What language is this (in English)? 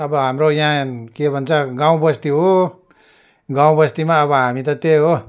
Nepali